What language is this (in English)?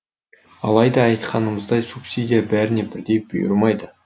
Kazakh